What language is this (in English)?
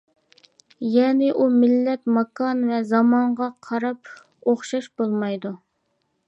Uyghur